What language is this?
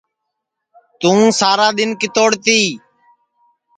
Sansi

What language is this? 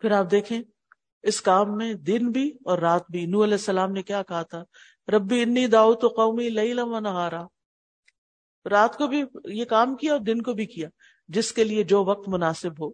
Urdu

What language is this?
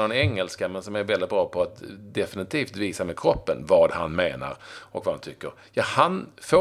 Swedish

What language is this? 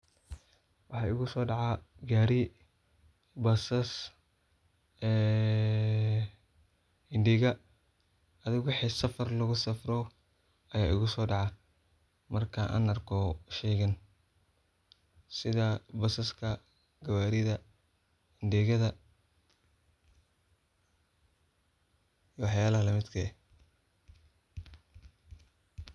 Somali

